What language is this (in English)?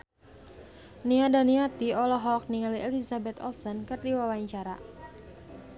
Sundanese